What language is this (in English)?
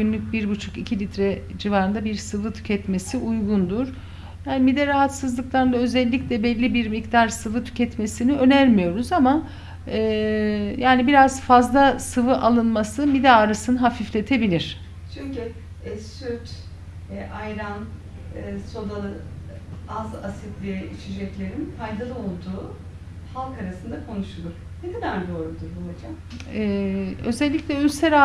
Turkish